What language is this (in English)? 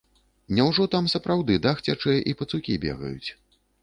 Belarusian